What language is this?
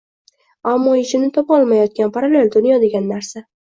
Uzbek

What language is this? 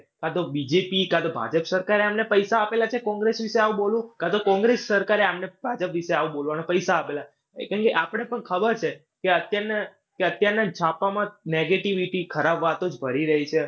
Gujarati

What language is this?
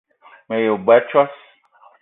Eton (Cameroon)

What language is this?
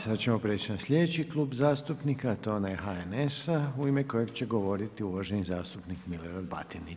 Croatian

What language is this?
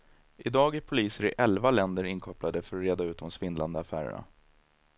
Swedish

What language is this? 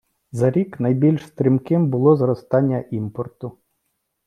Ukrainian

